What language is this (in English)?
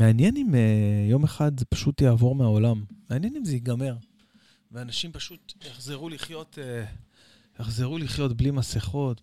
Hebrew